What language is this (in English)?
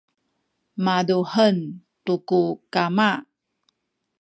Sakizaya